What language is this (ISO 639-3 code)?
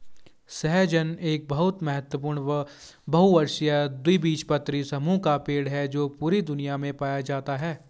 hin